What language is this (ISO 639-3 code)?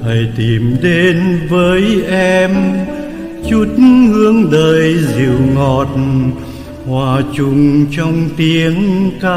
vie